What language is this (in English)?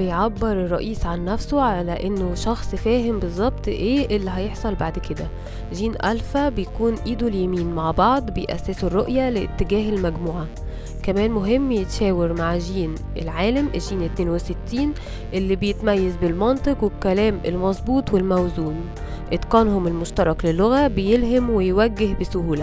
Arabic